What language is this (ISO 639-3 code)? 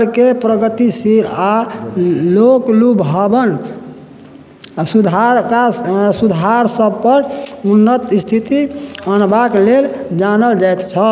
mai